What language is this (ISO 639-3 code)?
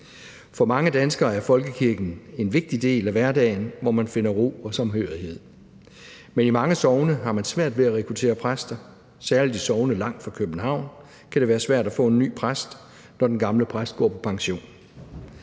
dan